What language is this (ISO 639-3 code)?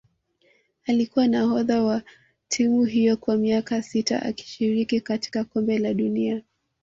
swa